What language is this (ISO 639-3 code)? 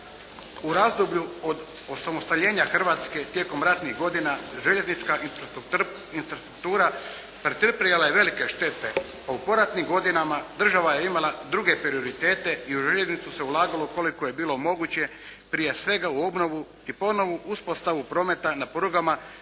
hrv